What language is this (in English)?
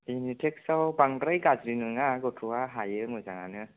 Bodo